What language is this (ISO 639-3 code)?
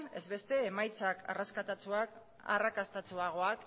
eus